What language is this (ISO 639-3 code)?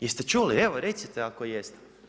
hrv